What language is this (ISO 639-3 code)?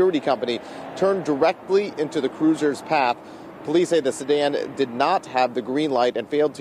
eng